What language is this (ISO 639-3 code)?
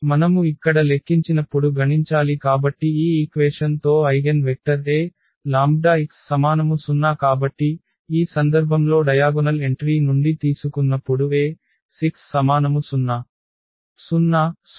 tel